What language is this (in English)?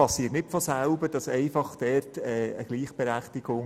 Swiss German